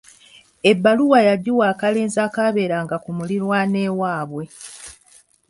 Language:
Ganda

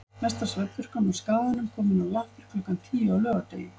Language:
Icelandic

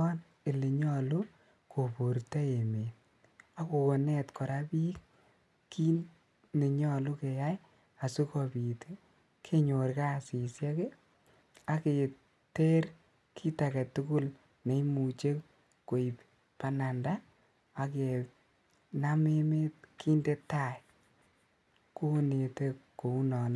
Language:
Kalenjin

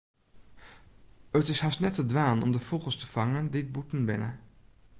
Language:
Western Frisian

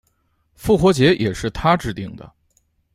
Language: Chinese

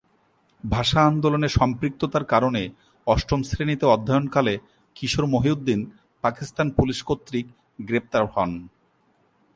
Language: Bangla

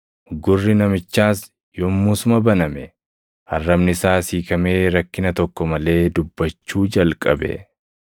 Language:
Oromo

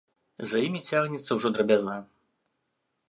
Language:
Belarusian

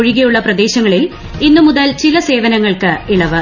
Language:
Malayalam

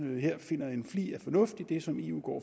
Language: Danish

